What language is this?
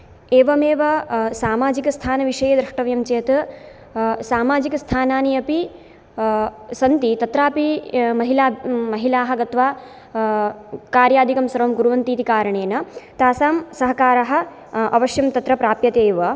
Sanskrit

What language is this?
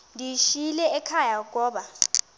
Xhosa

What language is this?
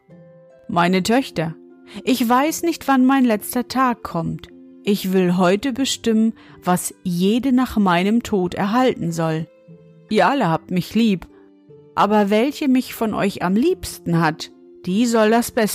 German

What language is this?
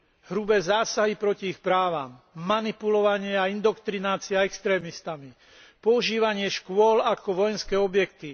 Slovak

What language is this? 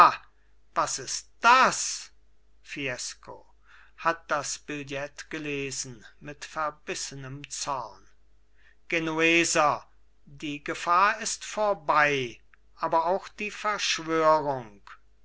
German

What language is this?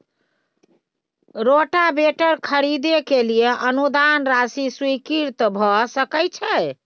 Maithili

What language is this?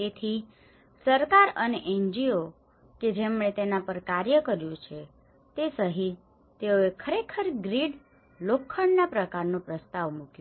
Gujarati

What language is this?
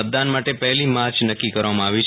Gujarati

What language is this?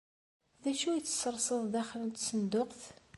Kabyle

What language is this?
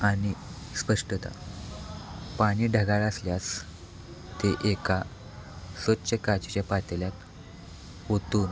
Marathi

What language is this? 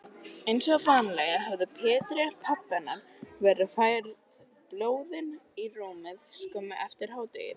Icelandic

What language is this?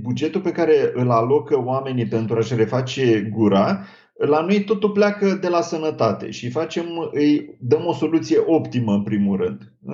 Romanian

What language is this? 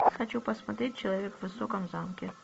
Russian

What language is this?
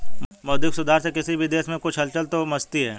Hindi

